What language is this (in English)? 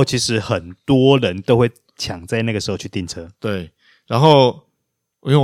Chinese